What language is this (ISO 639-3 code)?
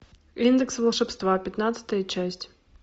rus